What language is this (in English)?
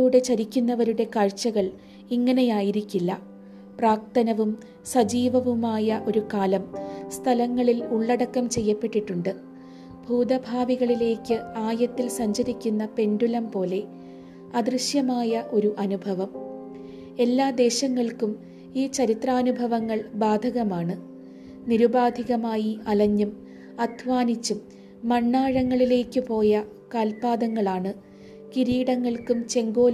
Malayalam